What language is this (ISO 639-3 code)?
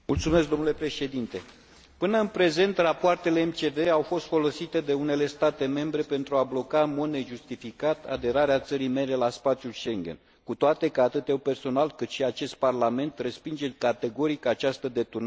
ron